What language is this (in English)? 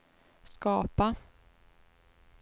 Swedish